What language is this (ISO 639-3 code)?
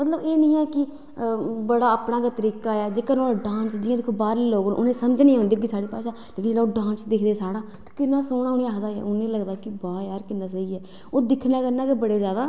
doi